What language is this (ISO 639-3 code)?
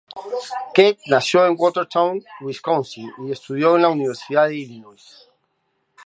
spa